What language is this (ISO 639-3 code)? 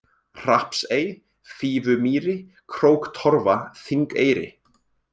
isl